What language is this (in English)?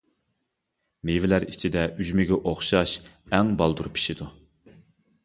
Uyghur